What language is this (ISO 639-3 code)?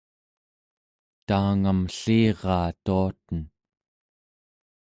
esu